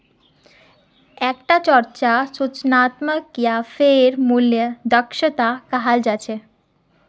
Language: Magahi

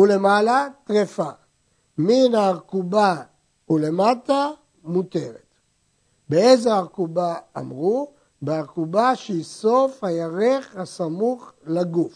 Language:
Hebrew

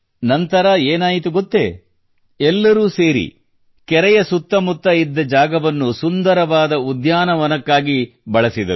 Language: Kannada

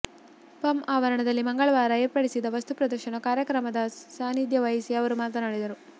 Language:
Kannada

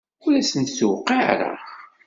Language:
Kabyle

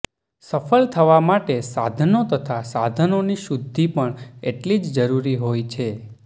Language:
Gujarati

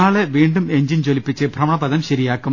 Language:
Malayalam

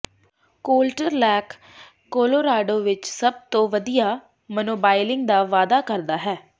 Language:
Punjabi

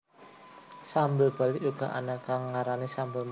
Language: Javanese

